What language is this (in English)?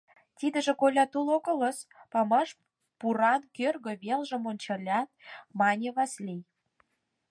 Mari